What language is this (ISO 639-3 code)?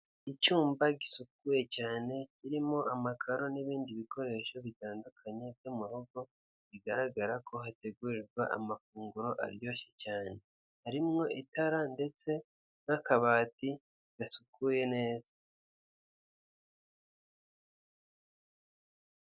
kin